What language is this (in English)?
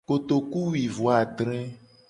Gen